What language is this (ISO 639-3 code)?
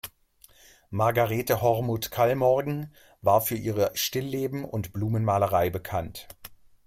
deu